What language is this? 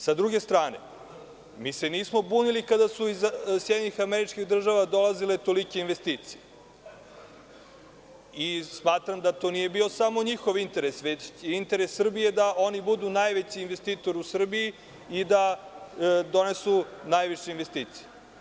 Serbian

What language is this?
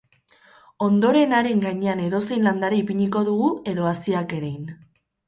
Basque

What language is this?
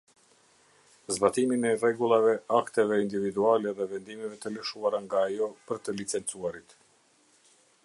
Albanian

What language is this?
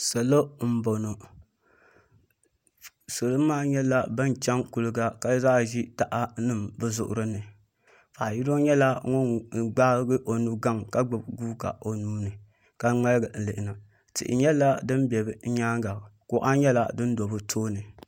Dagbani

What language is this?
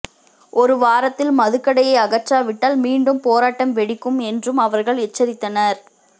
Tamil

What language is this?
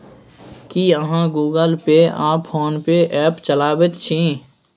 Maithili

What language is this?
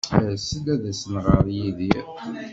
Kabyle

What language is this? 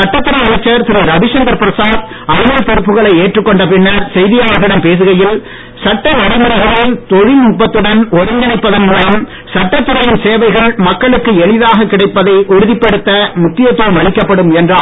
Tamil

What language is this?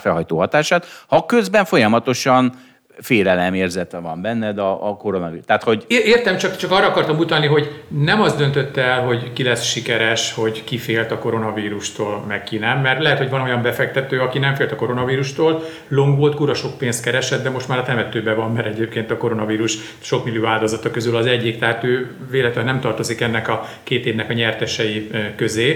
Hungarian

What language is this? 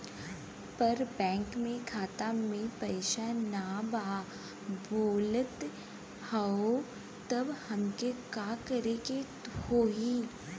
Bhojpuri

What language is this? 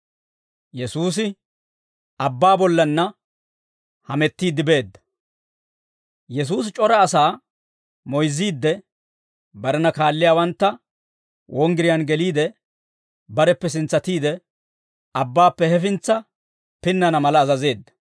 Dawro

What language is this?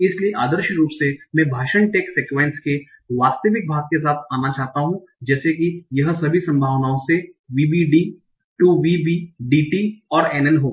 Hindi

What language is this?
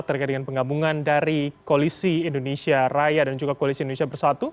Indonesian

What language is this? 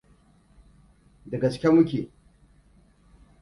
Hausa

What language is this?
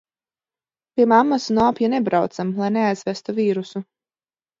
Latvian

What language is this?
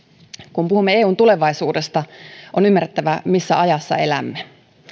Finnish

